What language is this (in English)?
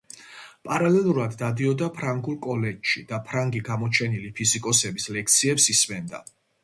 Georgian